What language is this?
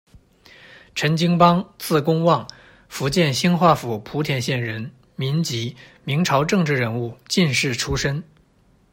Chinese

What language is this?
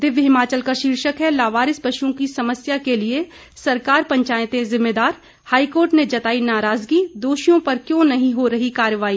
Hindi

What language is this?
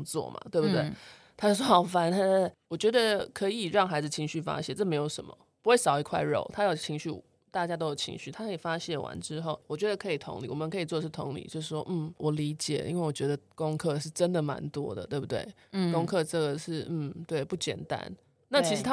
Chinese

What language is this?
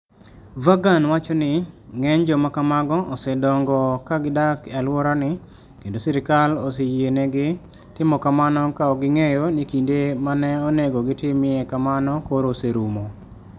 Luo (Kenya and Tanzania)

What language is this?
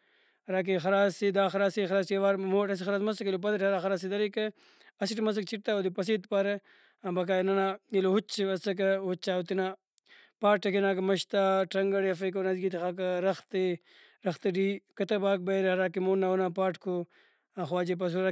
Brahui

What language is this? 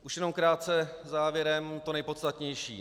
Czech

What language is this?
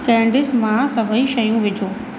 Sindhi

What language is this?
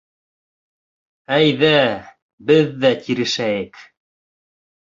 Bashkir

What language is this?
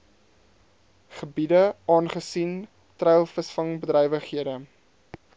Afrikaans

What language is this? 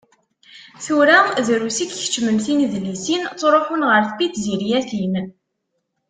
Kabyle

